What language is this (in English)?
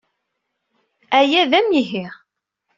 Kabyle